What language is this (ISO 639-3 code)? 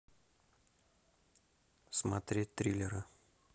rus